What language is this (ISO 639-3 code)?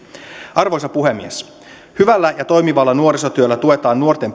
fin